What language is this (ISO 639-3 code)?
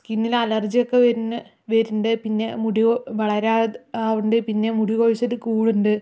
mal